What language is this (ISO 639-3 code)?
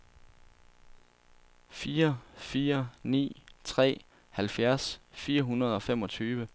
dan